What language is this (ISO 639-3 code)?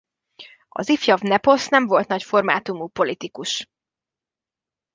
hun